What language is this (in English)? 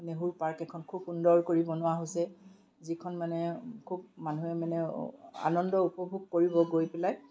Assamese